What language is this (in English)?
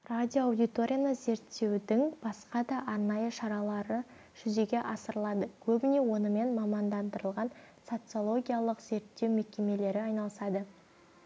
Kazakh